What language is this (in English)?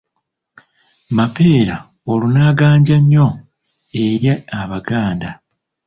Ganda